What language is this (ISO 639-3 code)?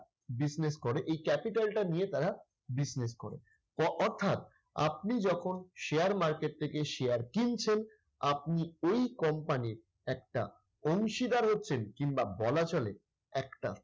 ben